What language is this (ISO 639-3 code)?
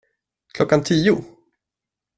swe